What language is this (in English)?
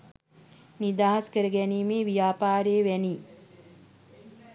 Sinhala